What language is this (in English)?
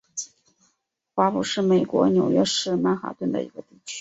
Chinese